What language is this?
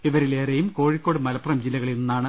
Malayalam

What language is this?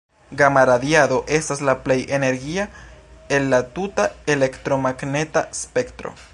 Esperanto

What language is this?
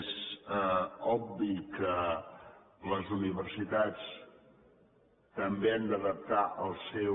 Catalan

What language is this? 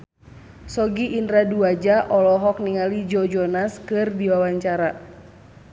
Sundanese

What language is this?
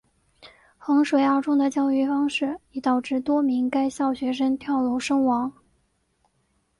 Chinese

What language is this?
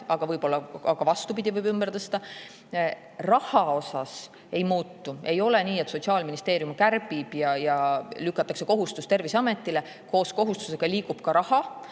Estonian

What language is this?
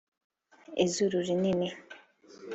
Kinyarwanda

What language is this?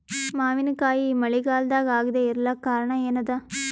Kannada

